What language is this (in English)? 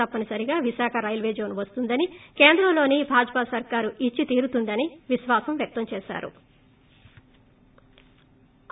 Telugu